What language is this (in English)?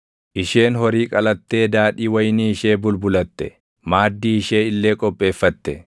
Oromo